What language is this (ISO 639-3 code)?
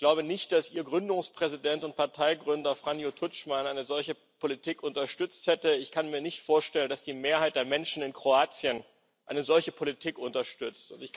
deu